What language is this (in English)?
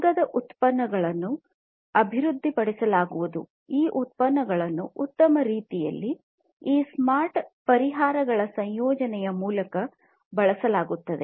Kannada